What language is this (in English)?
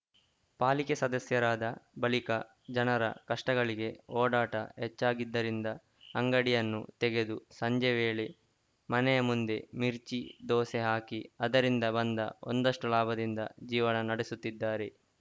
Kannada